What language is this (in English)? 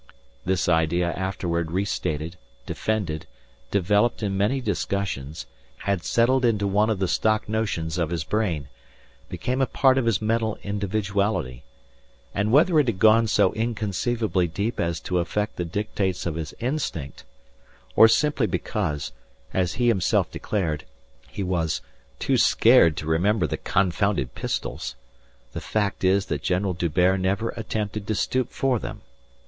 English